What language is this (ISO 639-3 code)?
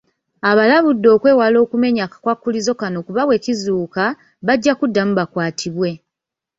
lug